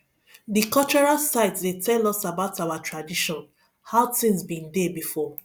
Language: Nigerian Pidgin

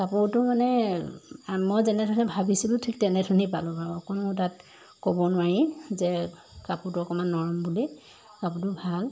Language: Assamese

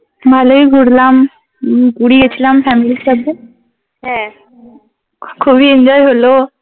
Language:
Bangla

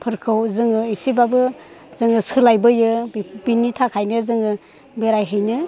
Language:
Bodo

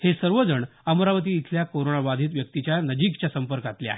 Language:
Marathi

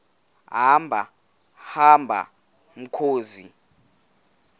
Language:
Xhosa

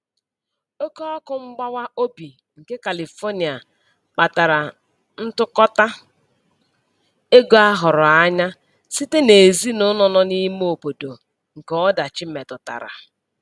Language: Igbo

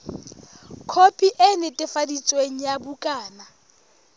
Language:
Southern Sotho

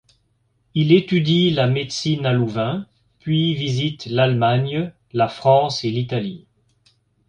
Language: French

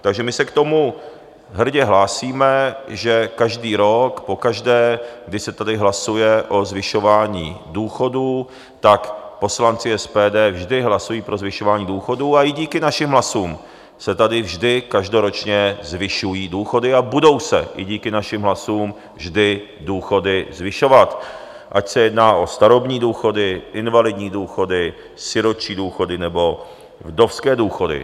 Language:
Czech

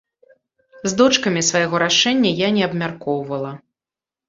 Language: Belarusian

